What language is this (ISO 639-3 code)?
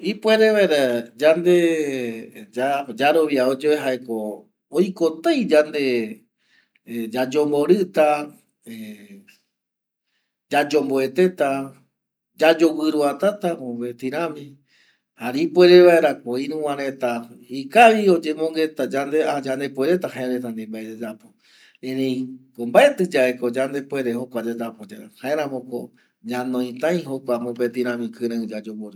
gui